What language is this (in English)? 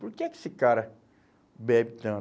Portuguese